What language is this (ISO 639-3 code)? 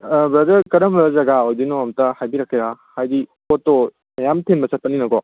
mni